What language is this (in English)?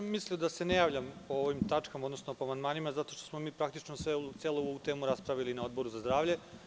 Serbian